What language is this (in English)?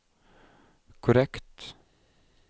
Norwegian